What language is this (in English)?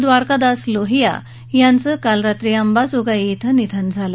Marathi